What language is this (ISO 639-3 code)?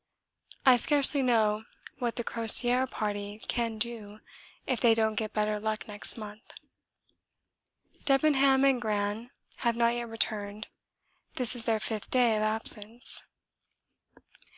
eng